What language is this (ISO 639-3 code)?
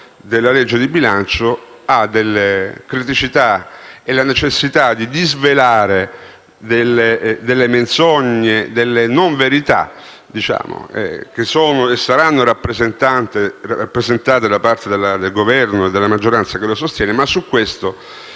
ita